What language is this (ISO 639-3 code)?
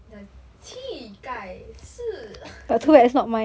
eng